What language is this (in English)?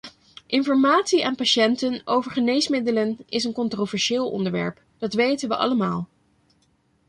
Dutch